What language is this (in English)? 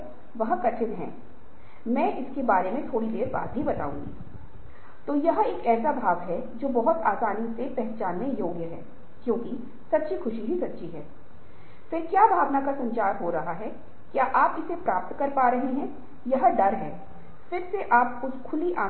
Hindi